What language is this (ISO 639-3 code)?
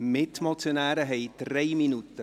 gsw